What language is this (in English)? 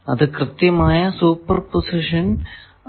Malayalam